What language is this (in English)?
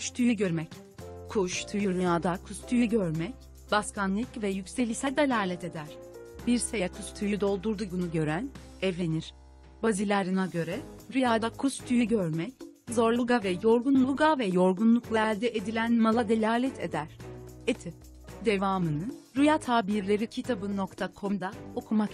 Turkish